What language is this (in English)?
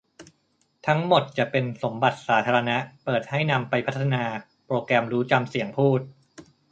Thai